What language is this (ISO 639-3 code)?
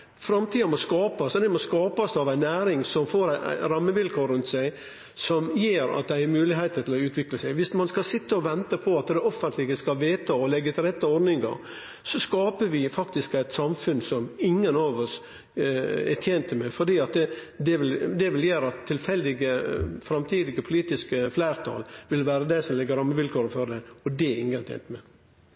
nno